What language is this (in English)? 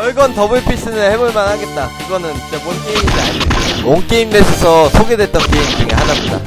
Korean